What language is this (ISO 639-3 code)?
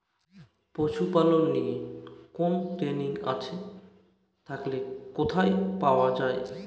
ben